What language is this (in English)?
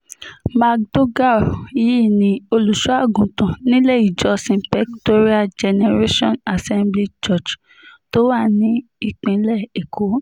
Yoruba